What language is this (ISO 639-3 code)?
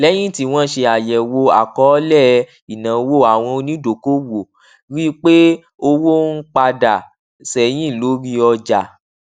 yor